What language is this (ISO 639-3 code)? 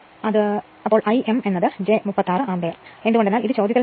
mal